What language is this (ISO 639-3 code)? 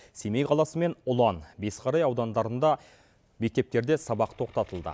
kaz